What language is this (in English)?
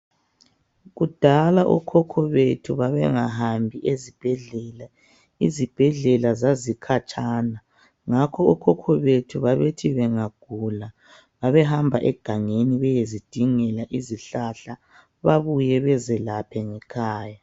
North Ndebele